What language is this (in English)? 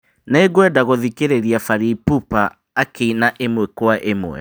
Kikuyu